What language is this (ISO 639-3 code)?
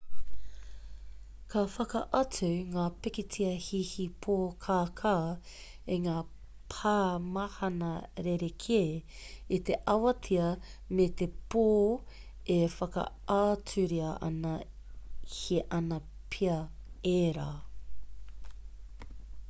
mri